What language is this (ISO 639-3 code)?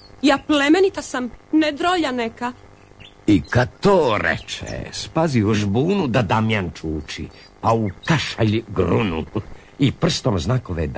hrv